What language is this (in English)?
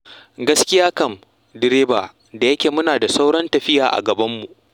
Hausa